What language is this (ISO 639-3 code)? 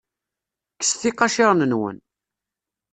kab